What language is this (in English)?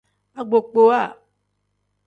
Tem